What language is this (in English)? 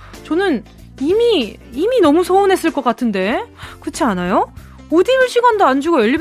Korean